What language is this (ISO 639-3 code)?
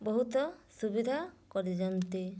ori